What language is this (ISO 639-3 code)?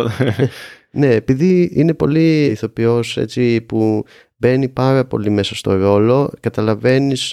ell